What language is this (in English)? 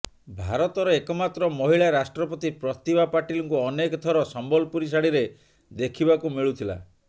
Odia